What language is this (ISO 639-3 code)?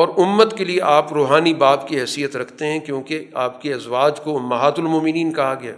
urd